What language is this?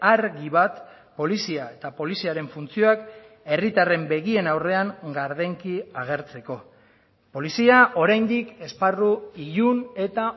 Basque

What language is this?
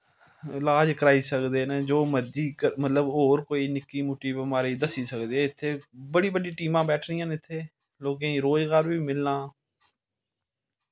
Dogri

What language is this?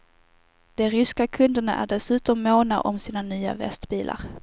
Swedish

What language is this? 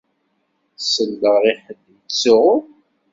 Kabyle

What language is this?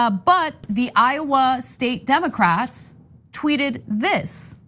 English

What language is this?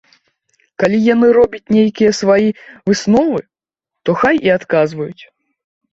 Belarusian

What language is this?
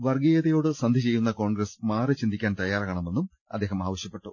Malayalam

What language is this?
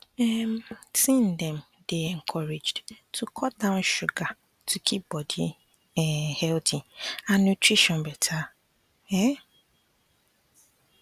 Nigerian Pidgin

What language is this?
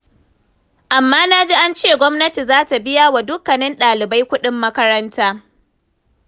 Hausa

